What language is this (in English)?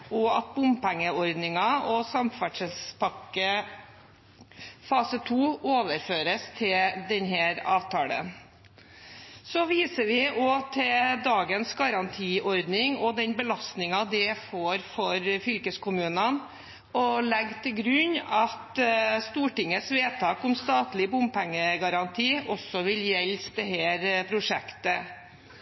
Norwegian Bokmål